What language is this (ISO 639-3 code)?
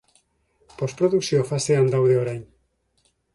eus